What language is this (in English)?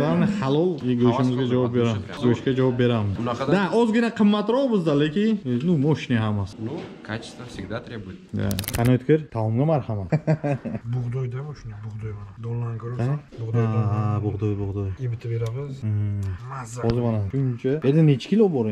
Turkish